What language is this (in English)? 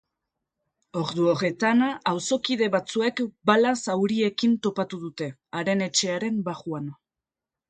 Basque